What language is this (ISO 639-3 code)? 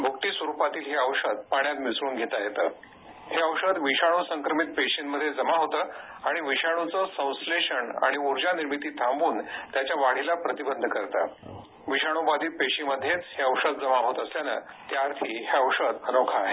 mar